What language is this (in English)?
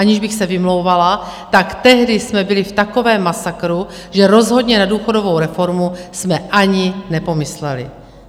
Czech